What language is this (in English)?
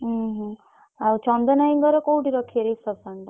Odia